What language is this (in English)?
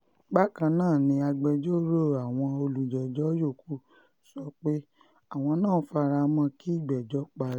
Yoruba